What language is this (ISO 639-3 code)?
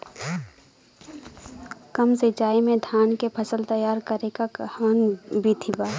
bho